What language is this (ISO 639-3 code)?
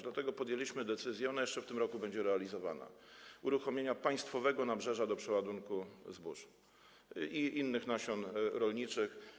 pol